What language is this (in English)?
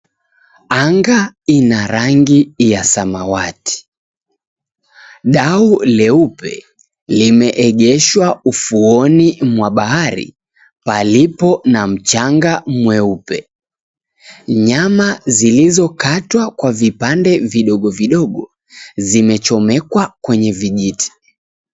Swahili